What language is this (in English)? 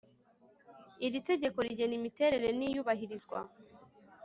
Kinyarwanda